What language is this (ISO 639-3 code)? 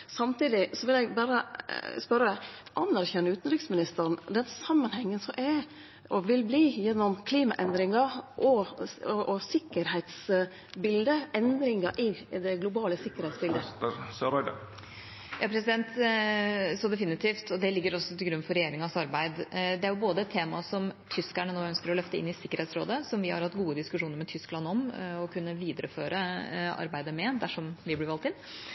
nor